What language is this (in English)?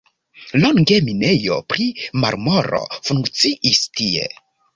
Esperanto